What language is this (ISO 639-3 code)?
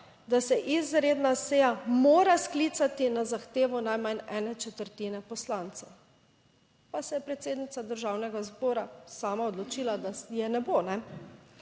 slv